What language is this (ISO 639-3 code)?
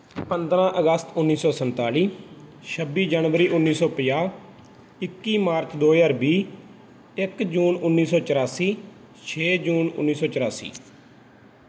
pan